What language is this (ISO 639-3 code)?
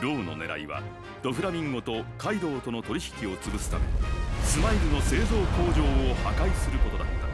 jpn